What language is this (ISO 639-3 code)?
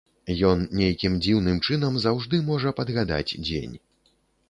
bel